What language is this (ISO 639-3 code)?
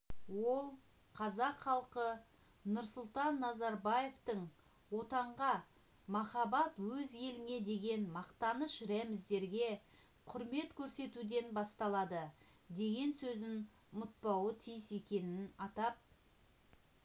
kaz